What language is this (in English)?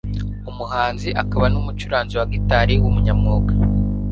Kinyarwanda